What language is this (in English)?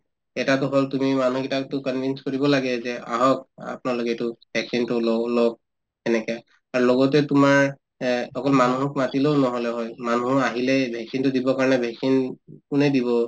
Assamese